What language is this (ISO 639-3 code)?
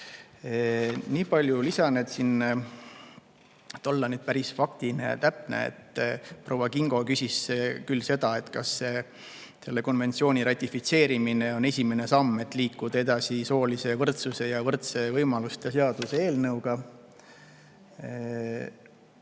est